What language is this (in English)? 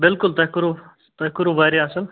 Kashmiri